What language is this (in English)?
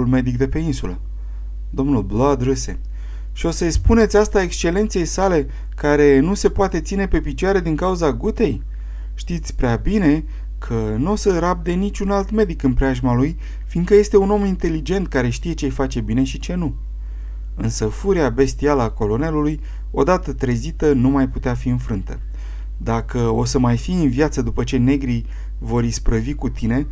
Romanian